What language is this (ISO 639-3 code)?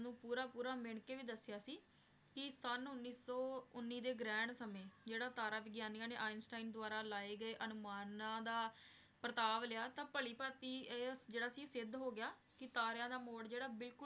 pan